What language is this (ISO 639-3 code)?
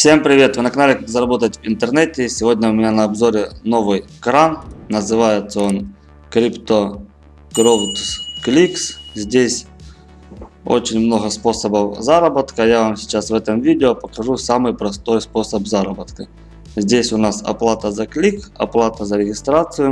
rus